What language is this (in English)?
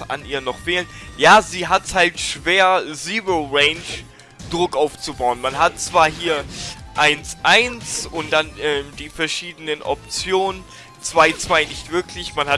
German